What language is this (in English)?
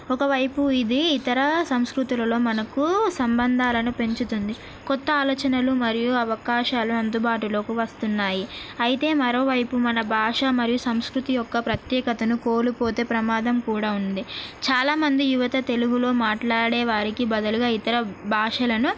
Telugu